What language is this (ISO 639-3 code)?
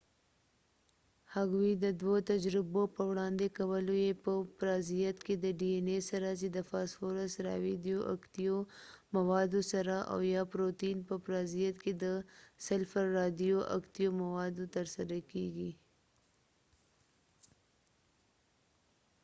pus